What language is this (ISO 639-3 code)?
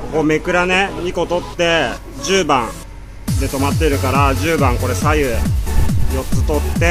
jpn